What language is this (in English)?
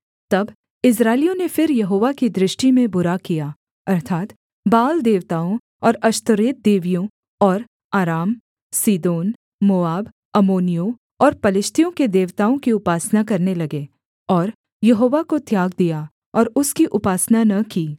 Hindi